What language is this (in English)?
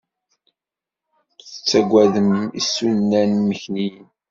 Kabyle